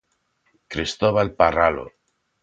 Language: Galician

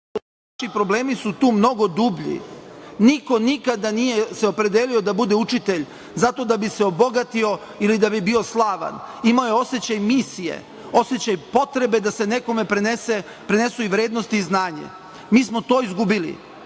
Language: Serbian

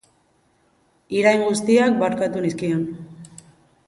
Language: Basque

